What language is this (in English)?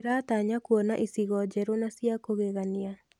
Kikuyu